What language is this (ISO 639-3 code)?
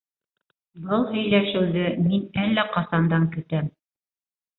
bak